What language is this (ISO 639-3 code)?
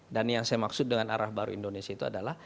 ind